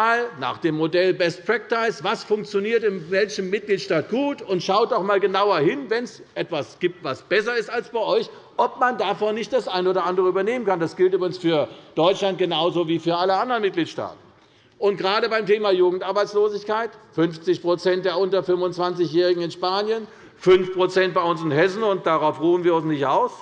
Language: German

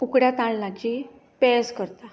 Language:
Konkani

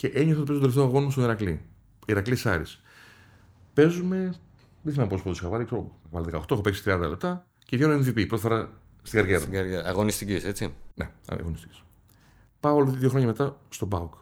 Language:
Greek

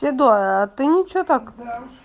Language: Russian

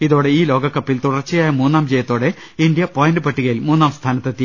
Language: Malayalam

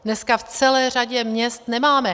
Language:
Czech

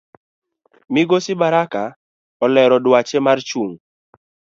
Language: Luo (Kenya and Tanzania)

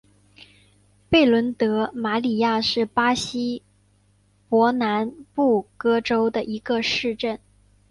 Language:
Chinese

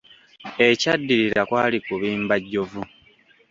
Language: Ganda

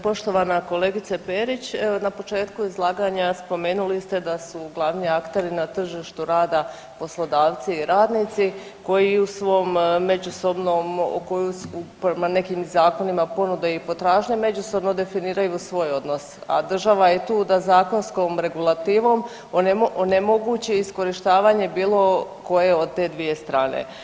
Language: Croatian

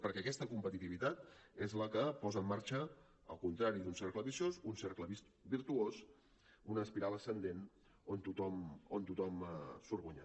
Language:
Catalan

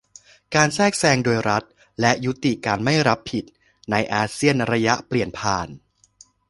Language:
Thai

